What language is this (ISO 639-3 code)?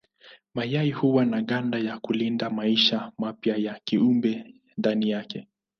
swa